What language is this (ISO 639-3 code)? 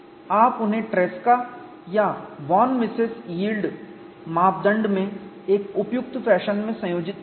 hin